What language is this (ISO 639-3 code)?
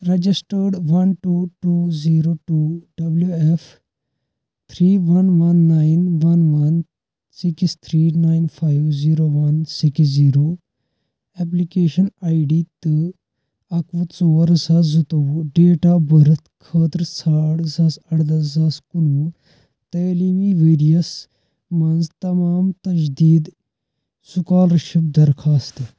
kas